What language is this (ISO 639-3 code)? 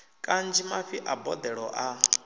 ven